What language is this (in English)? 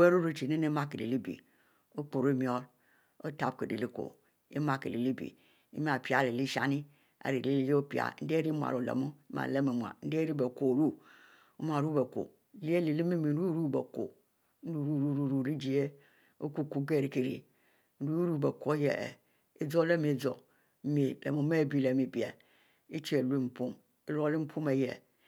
Mbe